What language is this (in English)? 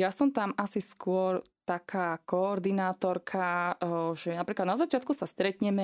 Slovak